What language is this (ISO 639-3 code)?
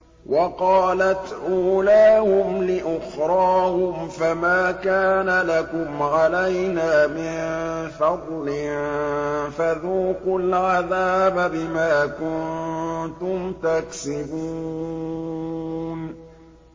ara